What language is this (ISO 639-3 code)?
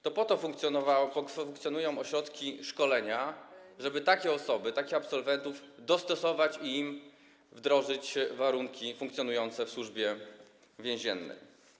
pol